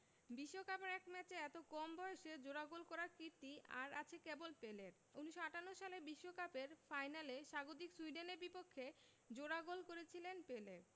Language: Bangla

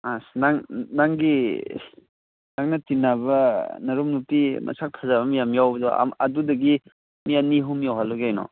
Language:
Manipuri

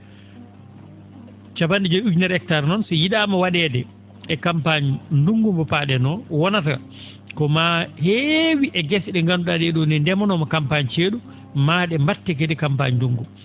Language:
Fula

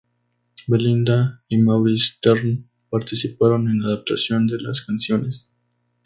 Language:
Spanish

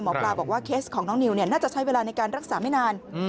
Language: Thai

